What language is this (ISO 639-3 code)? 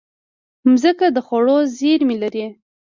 pus